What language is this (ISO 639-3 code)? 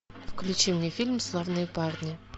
rus